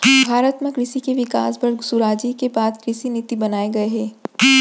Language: Chhattisgarhi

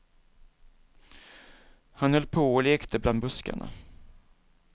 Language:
Swedish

